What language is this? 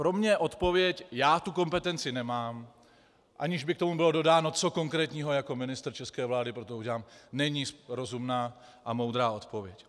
Czech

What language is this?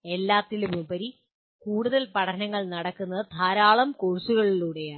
Malayalam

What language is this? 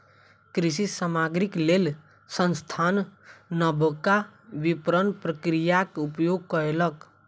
Maithili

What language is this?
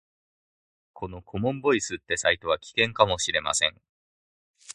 Japanese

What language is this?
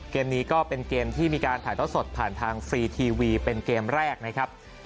Thai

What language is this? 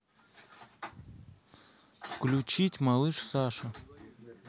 Russian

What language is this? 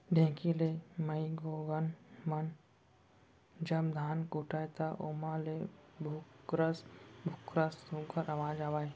Chhattisgarhi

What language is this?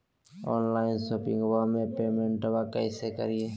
Magahi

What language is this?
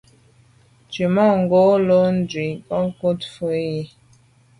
Medumba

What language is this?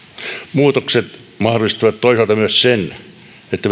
Finnish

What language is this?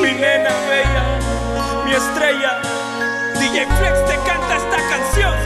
Spanish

